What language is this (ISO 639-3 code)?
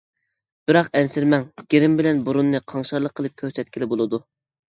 uig